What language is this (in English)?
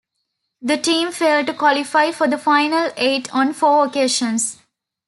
English